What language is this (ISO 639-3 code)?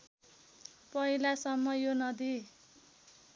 nep